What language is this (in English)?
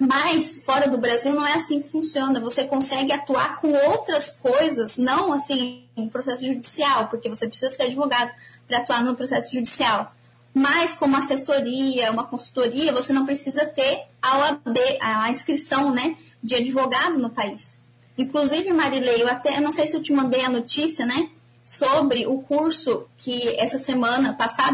Portuguese